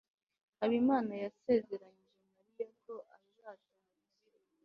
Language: Kinyarwanda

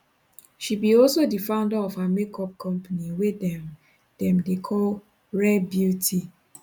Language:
Nigerian Pidgin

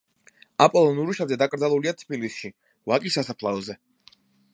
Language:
Georgian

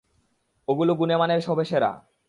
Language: Bangla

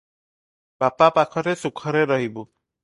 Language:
Odia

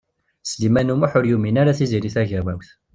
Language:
Kabyle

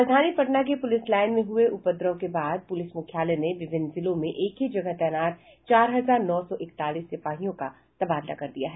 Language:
Hindi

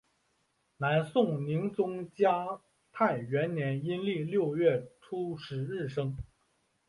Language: Chinese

